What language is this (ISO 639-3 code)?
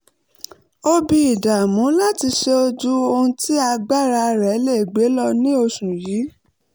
yor